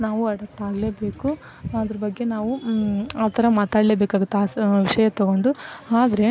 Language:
Kannada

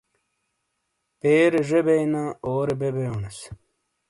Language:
Shina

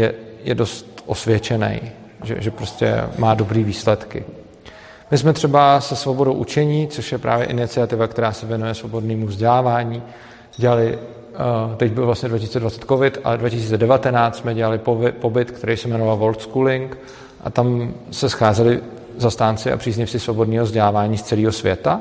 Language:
Czech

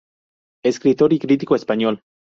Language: Spanish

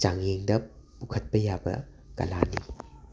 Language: Manipuri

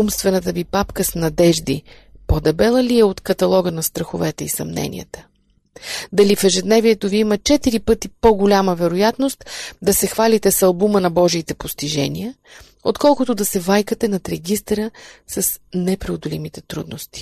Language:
Bulgarian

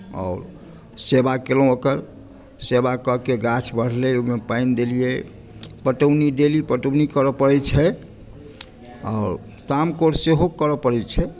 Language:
Maithili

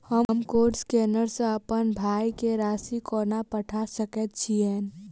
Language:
Maithili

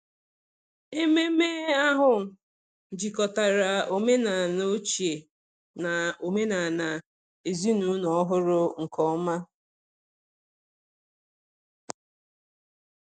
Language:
Igbo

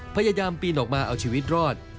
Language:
Thai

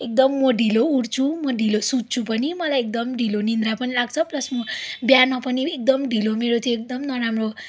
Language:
Nepali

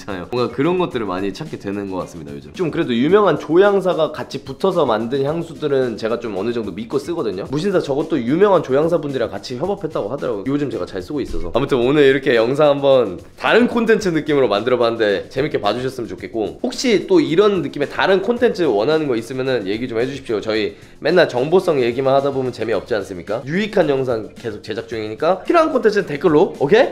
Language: Korean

